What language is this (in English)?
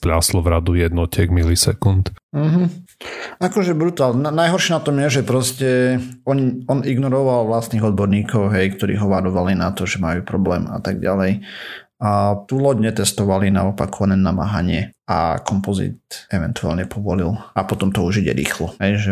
Slovak